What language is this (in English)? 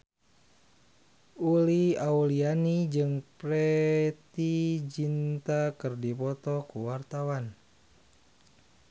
Sundanese